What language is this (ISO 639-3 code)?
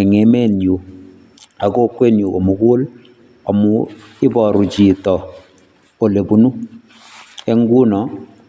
kln